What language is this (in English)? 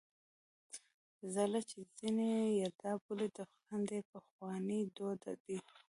Pashto